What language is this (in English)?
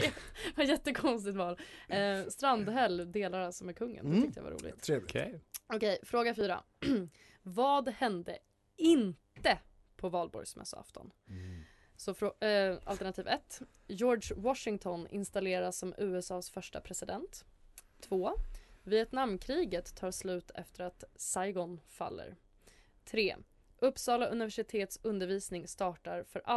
Swedish